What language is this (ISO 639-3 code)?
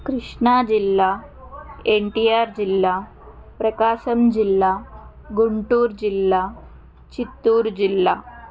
tel